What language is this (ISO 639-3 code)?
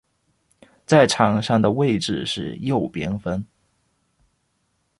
zho